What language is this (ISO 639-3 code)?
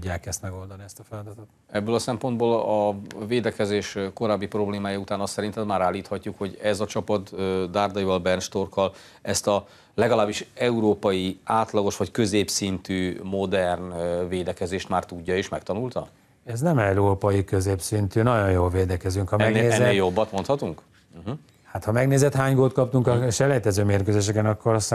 hun